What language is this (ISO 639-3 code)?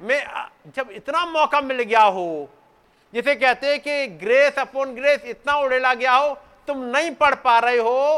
hin